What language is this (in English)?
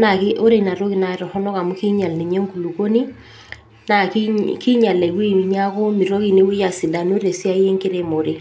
Masai